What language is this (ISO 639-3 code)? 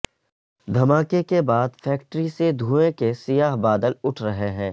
urd